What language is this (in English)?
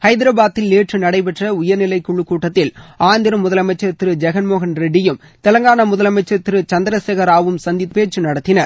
Tamil